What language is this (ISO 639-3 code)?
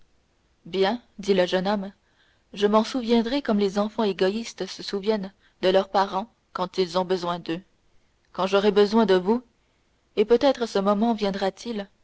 fra